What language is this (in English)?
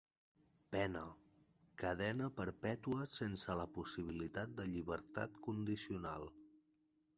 Catalan